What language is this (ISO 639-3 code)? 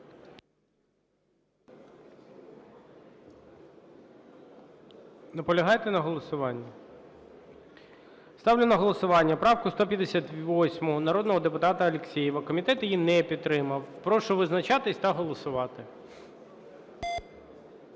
ukr